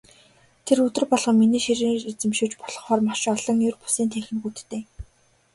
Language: Mongolian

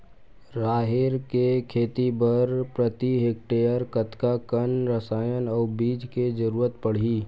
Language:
Chhattisgarhi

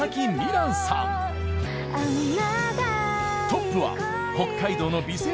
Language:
Japanese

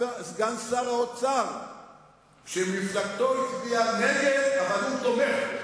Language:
Hebrew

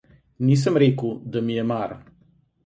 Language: Slovenian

